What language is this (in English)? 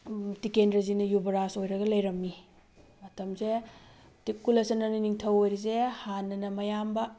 Manipuri